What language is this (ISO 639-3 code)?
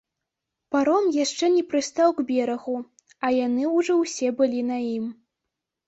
bel